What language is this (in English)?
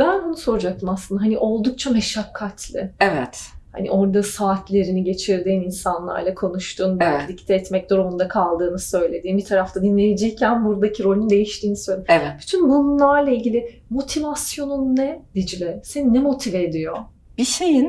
Turkish